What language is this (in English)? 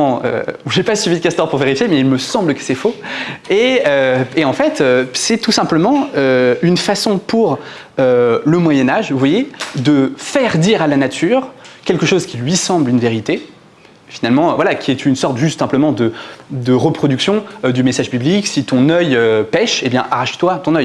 French